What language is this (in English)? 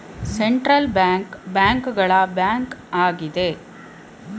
Kannada